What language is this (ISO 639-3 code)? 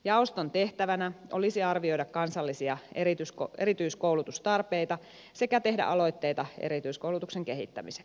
fin